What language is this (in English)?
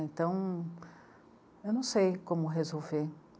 Portuguese